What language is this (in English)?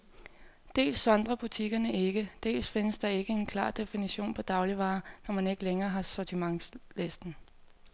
Danish